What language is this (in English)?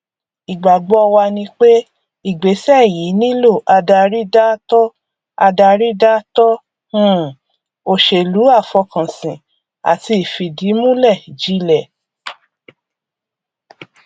Yoruba